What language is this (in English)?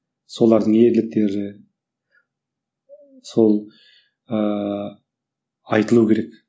Kazakh